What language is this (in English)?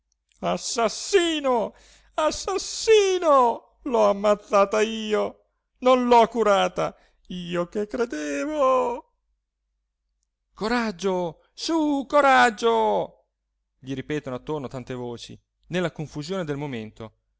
Italian